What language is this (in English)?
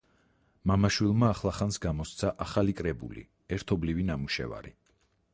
Georgian